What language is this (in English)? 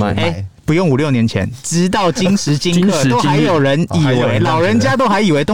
Chinese